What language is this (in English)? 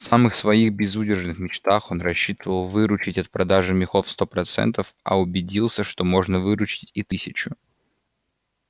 Russian